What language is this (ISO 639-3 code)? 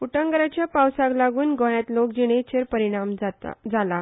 kok